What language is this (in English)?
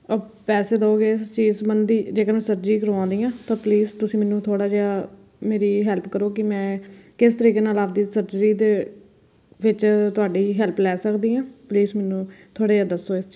Punjabi